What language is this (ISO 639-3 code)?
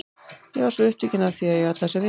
isl